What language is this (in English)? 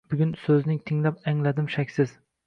Uzbek